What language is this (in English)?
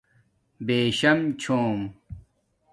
Domaaki